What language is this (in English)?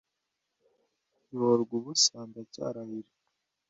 Kinyarwanda